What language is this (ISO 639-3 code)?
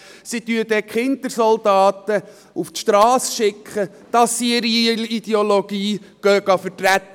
gsw